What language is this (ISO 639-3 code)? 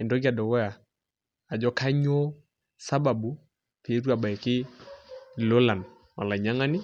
mas